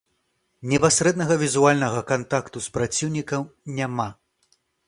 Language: Belarusian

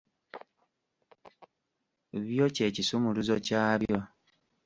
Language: Ganda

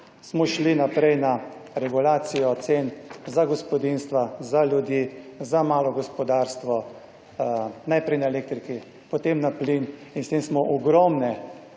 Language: Slovenian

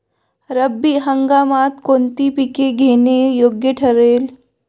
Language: Marathi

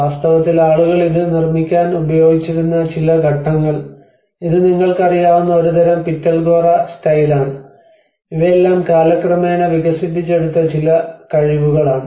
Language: Malayalam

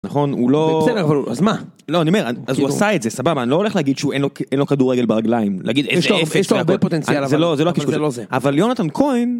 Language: Hebrew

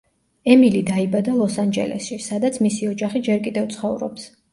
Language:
Georgian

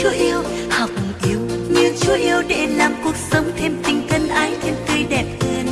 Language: Vietnamese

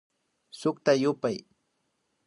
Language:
Imbabura Highland Quichua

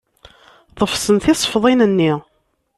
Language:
Kabyle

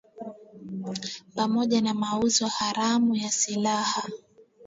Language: Swahili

